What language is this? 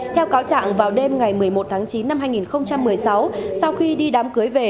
Vietnamese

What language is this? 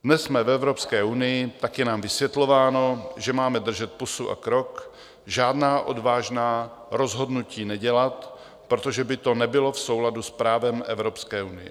Czech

